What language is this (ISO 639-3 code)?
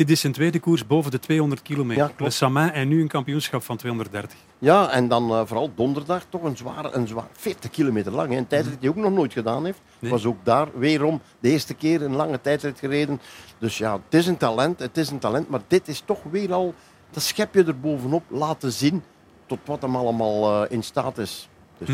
nld